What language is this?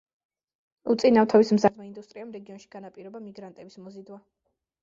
Georgian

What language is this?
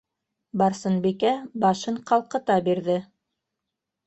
Bashkir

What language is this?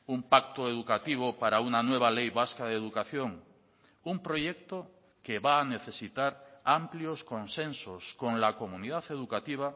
Spanish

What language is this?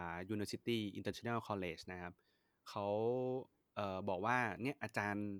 Thai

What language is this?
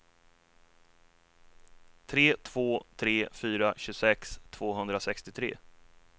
Swedish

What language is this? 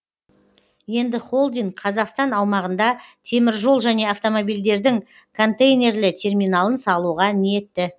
Kazakh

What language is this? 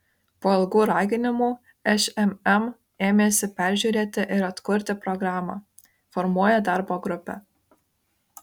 Lithuanian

